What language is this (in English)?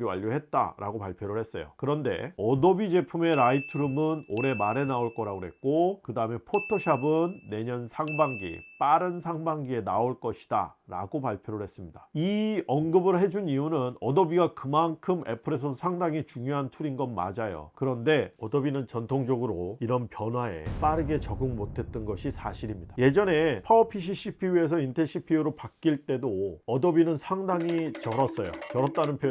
Korean